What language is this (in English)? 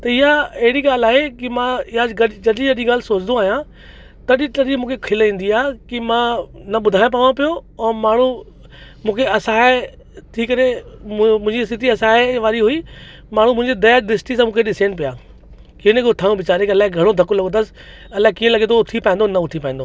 Sindhi